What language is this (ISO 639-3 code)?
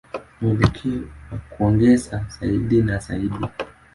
swa